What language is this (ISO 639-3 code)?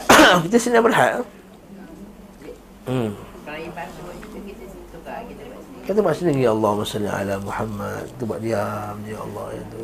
msa